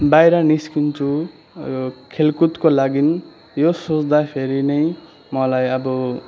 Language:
Nepali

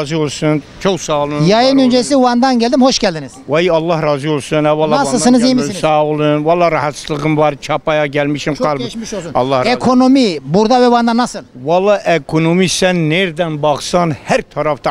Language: Turkish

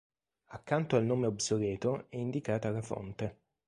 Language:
Italian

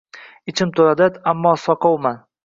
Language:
Uzbek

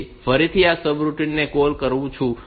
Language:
Gujarati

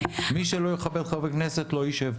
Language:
Hebrew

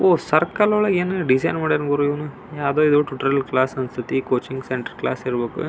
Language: Kannada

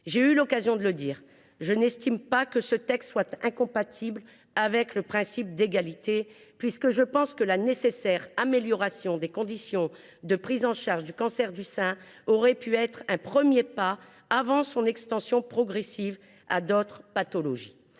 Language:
French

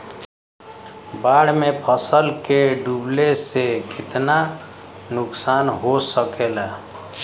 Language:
Bhojpuri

